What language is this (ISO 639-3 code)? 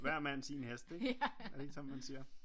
dan